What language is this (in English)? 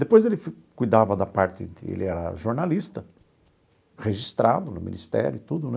Portuguese